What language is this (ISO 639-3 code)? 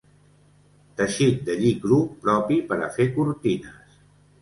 cat